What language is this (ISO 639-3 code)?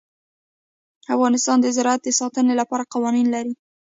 pus